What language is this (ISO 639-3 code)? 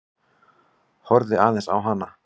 isl